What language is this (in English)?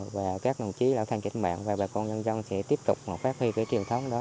Vietnamese